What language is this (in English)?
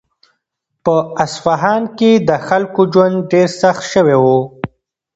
Pashto